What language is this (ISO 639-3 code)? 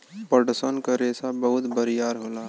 bho